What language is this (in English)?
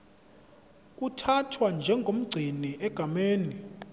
Zulu